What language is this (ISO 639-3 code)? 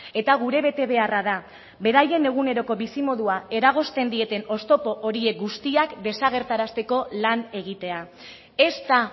eus